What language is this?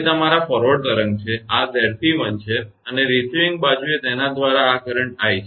Gujarati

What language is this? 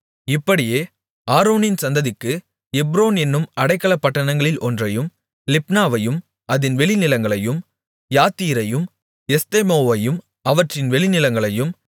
Tamil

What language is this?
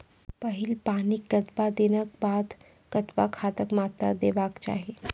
Maithili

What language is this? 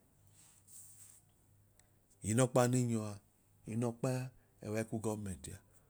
Idoma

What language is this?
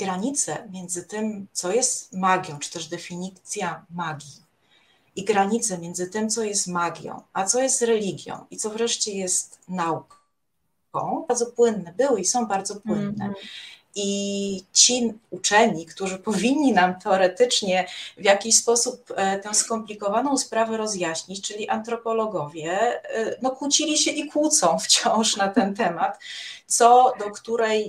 Polish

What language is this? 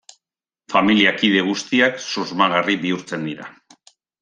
Basque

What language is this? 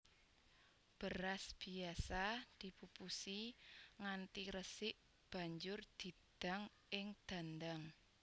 Javanese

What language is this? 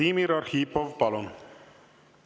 Estonian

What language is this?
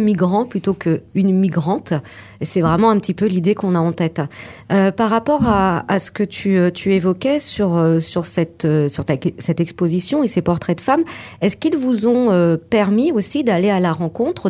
French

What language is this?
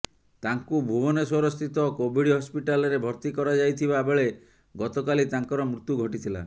Odia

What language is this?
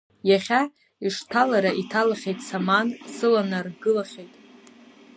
Abkhazian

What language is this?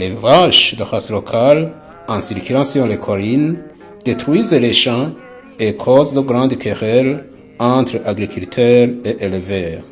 French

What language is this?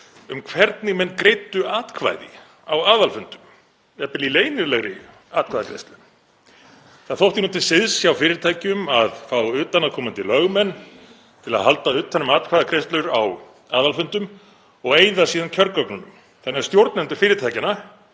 Icelandic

